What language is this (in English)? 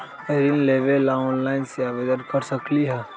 Magahi